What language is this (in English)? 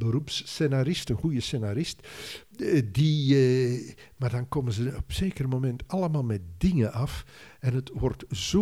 Dutch